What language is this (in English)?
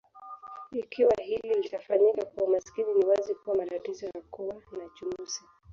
Swahili